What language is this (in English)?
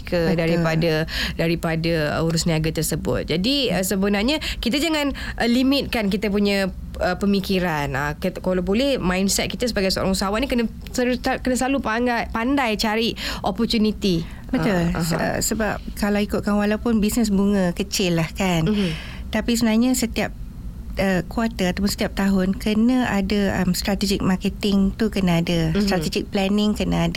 Malay